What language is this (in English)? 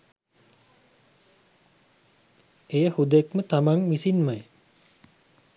Sinhala